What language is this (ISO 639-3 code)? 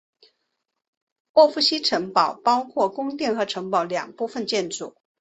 zho